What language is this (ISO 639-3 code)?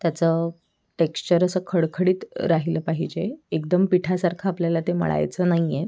mar